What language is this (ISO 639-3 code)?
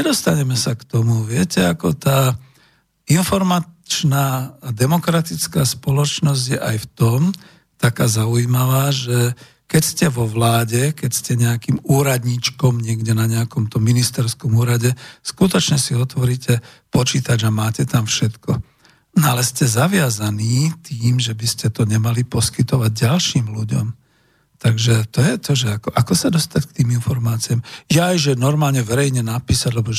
slk